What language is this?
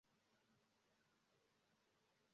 Esperanto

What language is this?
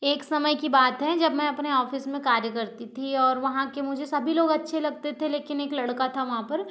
Hindi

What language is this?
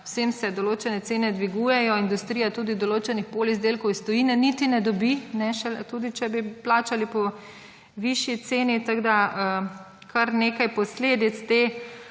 Slovenian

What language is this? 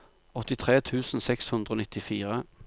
Norwegian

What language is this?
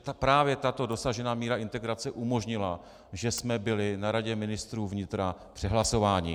Czech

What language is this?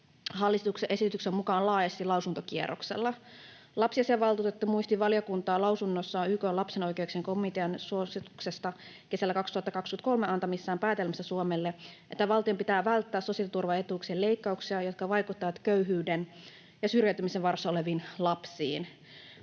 Finnish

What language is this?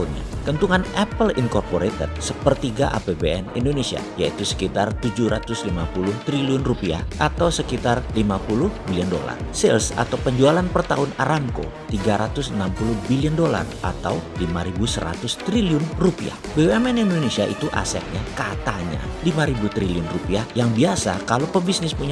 Indonesian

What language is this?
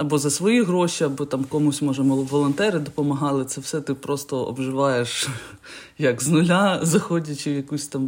Ukrainian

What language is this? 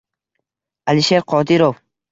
Uzbek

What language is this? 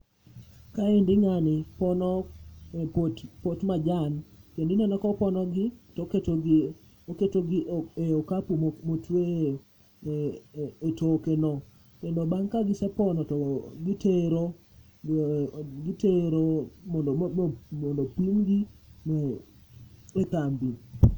Luo (Kenya and Tanzania)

